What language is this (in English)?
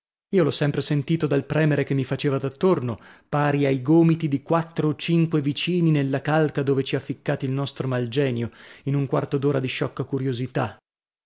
Italian